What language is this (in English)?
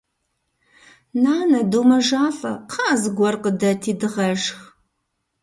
Kabardian